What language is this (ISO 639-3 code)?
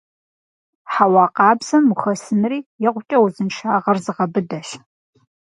kbd